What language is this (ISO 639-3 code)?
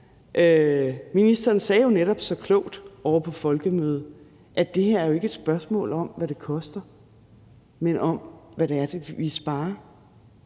dan